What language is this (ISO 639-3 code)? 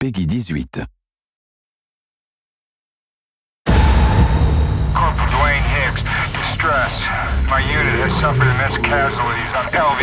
eng